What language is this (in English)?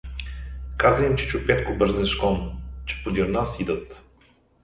Bulgarian